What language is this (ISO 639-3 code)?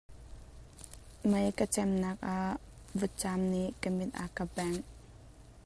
cnh